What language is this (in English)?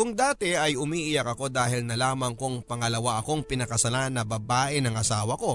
Filipino